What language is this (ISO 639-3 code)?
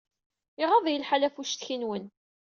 kab